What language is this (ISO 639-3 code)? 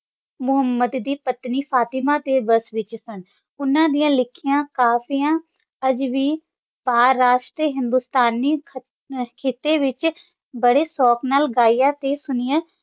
pan